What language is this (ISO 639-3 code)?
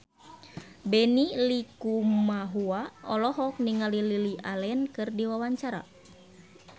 sun